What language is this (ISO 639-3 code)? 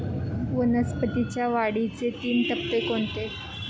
mar